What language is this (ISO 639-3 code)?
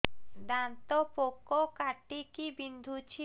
ori